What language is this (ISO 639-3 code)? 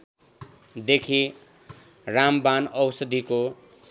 nep